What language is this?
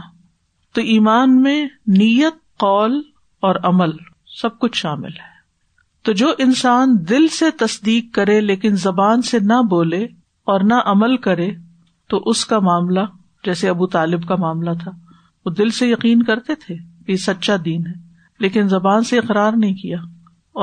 Urdu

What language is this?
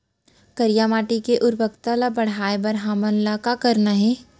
Chhattisgarhi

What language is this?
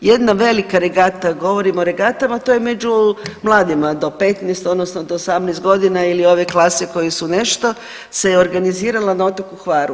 Croatian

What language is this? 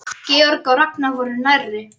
Icelandic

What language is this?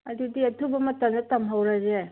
Manipuri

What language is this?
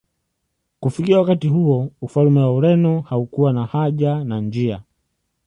Swahili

